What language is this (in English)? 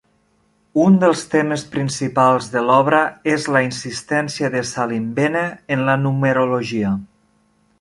Catalan